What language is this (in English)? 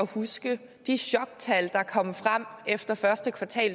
Danish